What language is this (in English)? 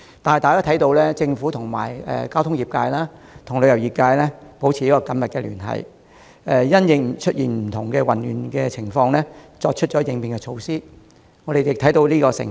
Cantonese